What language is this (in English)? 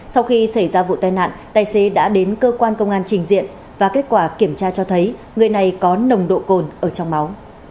Vietnamese